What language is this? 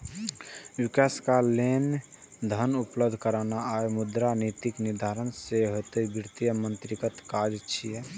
Maithili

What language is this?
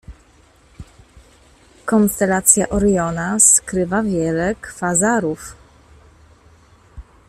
Polish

